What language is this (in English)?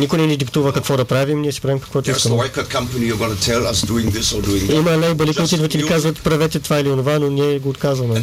Bulgarian